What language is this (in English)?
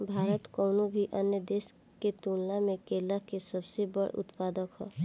Bhojpuri